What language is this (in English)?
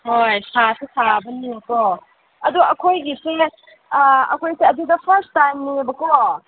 Manipuri